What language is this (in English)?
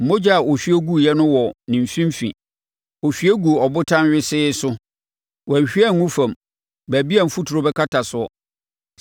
Akan